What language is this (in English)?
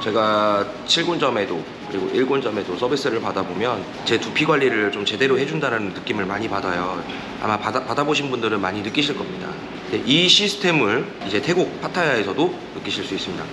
Korean